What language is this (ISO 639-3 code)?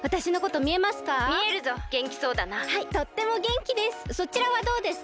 jpn